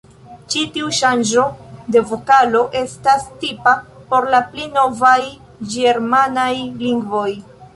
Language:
Esperanto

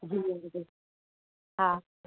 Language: Sindhi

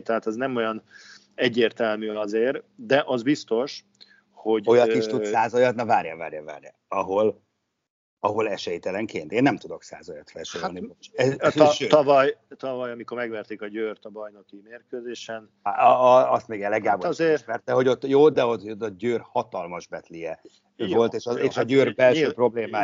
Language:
Hungarian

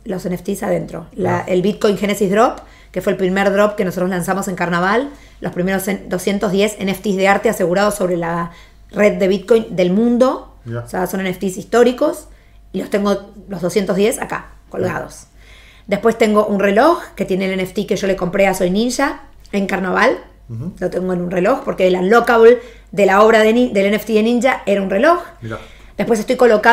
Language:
Spanish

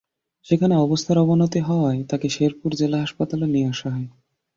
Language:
Bangla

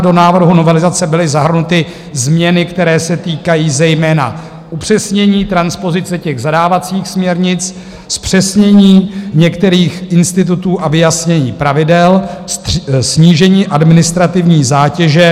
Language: Czech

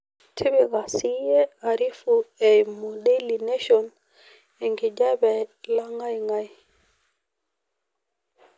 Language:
Masai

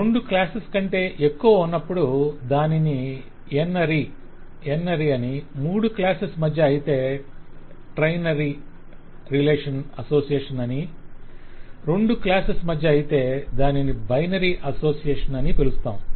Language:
Telugu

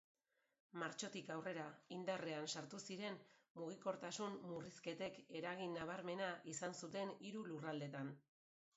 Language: Basque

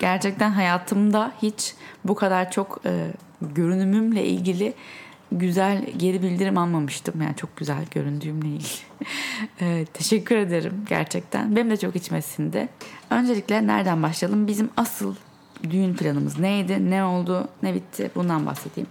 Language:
Turkish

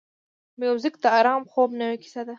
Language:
Pashto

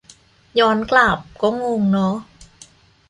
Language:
Thai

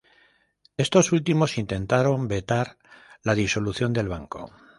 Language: Spanish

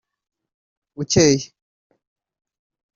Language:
Kinyarwanda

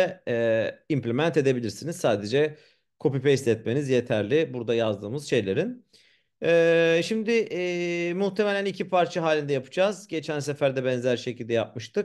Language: Turkish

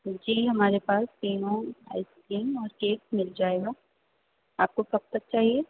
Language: Urdu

